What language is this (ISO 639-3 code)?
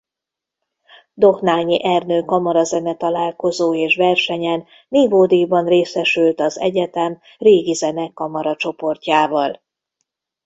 hun